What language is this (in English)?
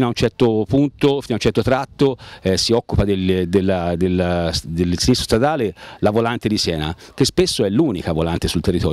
Italian